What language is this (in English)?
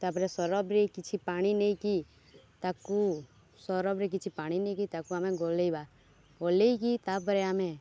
Odia